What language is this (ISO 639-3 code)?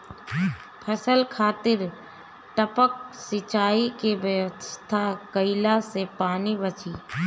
bho